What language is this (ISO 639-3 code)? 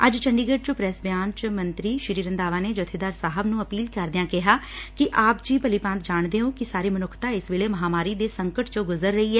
pan